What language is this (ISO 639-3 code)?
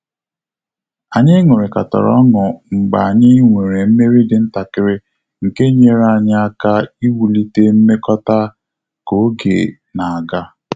ibo